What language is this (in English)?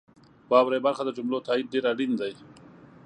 Pashto